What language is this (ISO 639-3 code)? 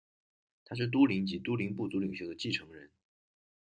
zho